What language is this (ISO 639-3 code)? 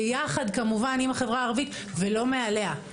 heb